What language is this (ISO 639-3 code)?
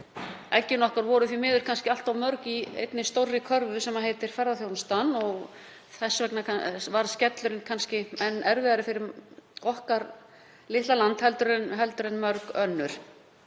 isl